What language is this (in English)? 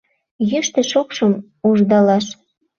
Mari